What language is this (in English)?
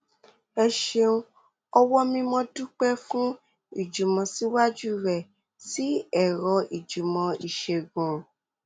Yoruba